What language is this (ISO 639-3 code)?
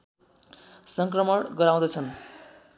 nep